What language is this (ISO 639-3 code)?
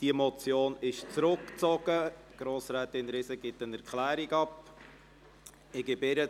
gsw